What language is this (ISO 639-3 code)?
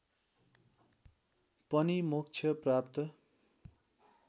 nep